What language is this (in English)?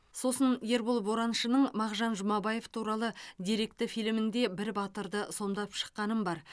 Kazakh